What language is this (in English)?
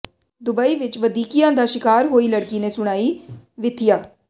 Punjabi